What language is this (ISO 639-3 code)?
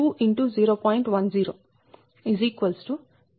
tel